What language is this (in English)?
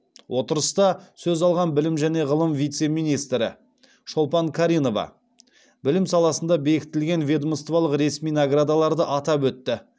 Kazakh